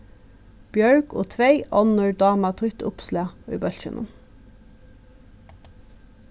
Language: Faroese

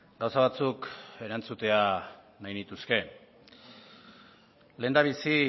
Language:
Basque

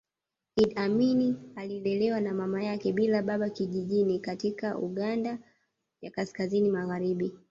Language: Swahili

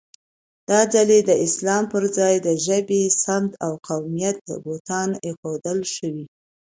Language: Pashto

